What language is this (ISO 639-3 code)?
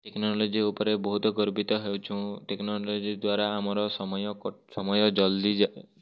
ori